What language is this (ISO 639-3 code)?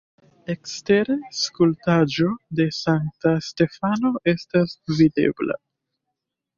epo